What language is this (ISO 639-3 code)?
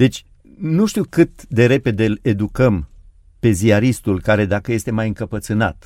ron